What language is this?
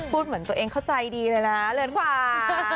Thai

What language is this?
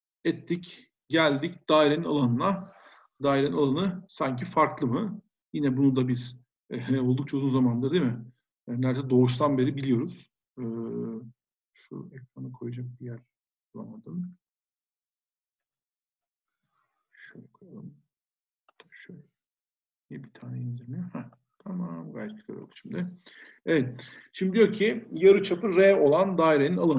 Turkish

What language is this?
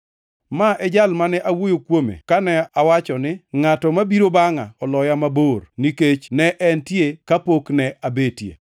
Luo (Kenya and Tanzania)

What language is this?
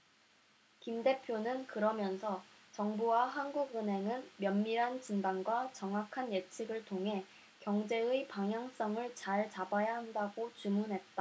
Korean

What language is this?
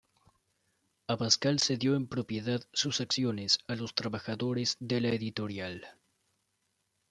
Spanish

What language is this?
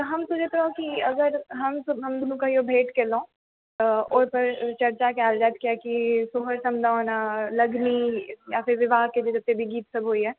Maithili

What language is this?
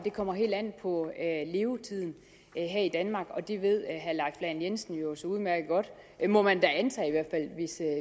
Danish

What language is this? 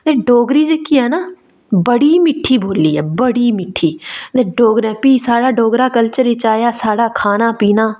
Dogri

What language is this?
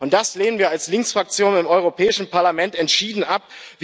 German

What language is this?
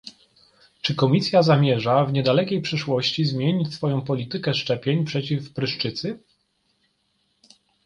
Polish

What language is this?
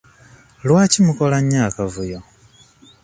Ganda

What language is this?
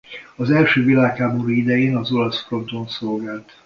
Hungarian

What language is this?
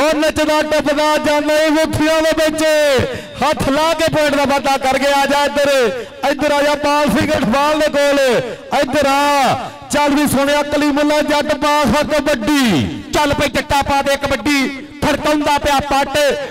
Punjabi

